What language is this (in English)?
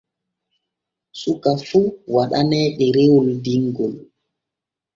Borgu Fulfulde